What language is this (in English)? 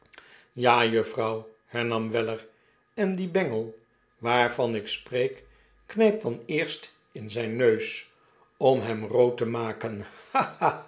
Dutch